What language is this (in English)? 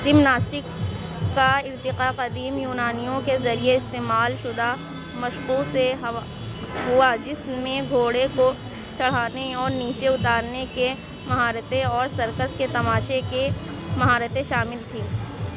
Urdu